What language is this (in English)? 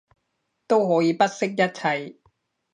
Cantonese